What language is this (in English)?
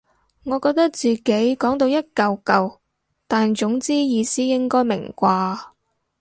Cantonese